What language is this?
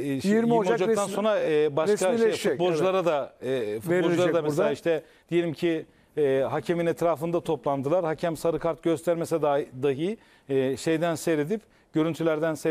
Turkish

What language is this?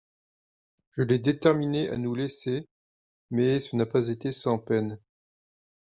French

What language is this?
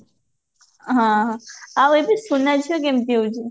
Odia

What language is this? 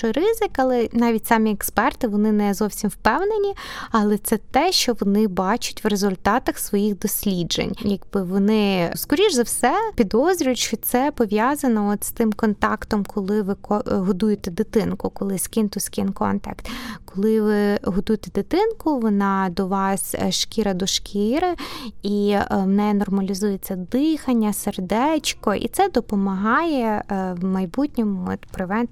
Ukrainian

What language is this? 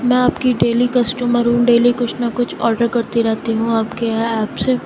Urdu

